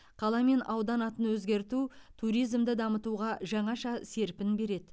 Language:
Kazakh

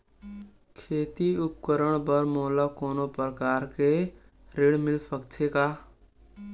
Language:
Chhattisgarhi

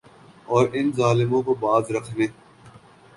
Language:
Urdu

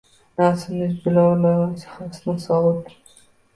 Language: Uzbek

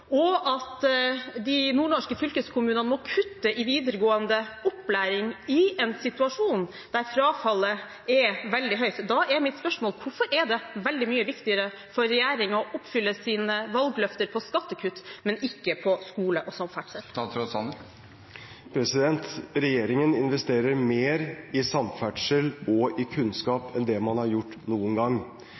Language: Norwegian Bokmål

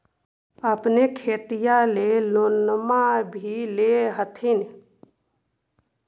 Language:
Magahi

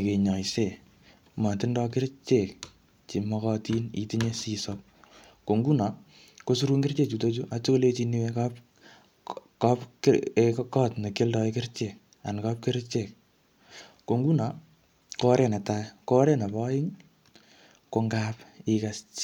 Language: Kalenjin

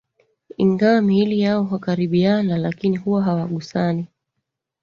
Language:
Swahili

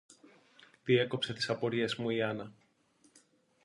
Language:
Greek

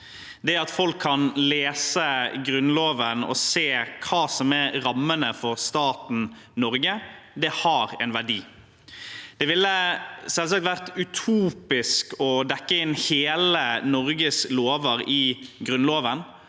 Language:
Norwegian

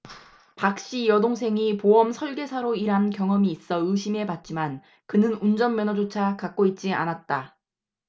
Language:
Korean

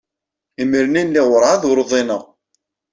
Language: Kabyle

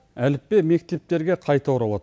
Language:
Kazakh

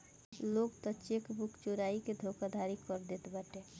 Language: Bhojpuri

